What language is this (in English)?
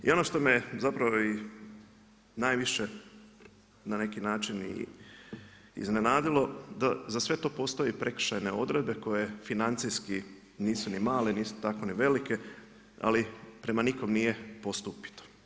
Croatian